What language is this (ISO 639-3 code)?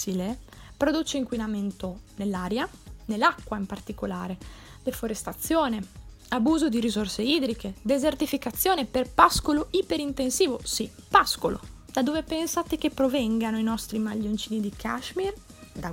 ita